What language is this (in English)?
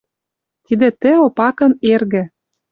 Western Mari